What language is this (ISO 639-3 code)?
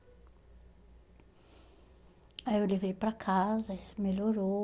por